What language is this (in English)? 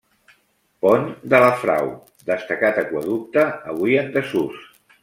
Catalan